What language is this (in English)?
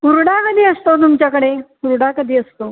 Marathi